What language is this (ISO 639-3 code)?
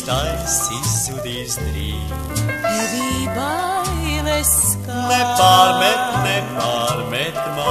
ron